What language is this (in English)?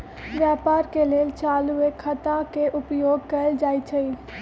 Magahi